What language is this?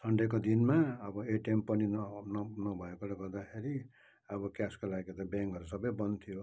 Nepali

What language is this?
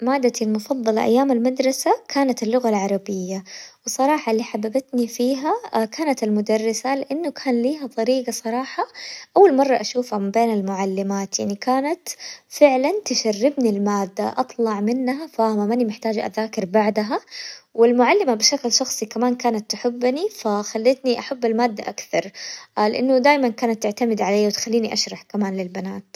Hijazi Arabic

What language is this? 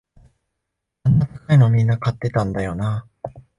Japanese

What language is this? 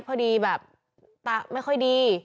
Thai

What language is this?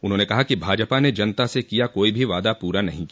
Hindi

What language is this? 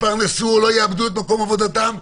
Hebrew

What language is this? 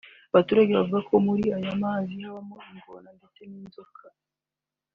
Kinyarwanda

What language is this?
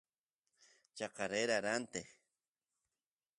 Santiago del Estero Quichua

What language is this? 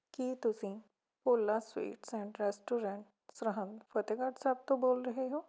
Punjabi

